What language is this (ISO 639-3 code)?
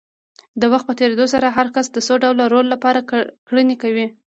pus